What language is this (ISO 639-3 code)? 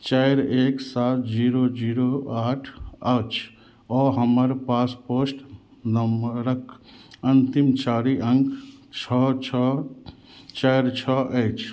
mai